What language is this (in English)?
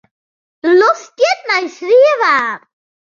Western Frisian